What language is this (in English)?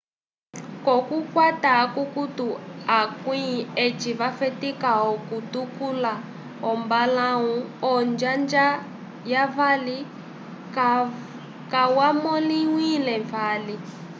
Umbundu